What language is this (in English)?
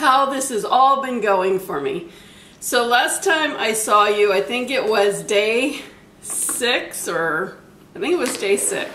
English